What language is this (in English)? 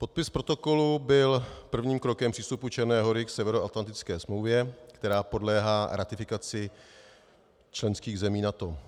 Czech